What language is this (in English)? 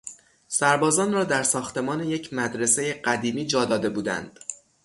Persian